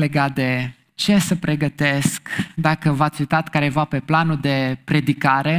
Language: Romanian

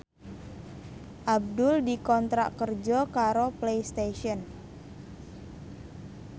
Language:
Javanese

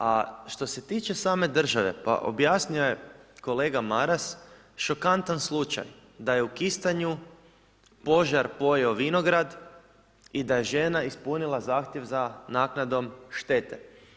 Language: Croatian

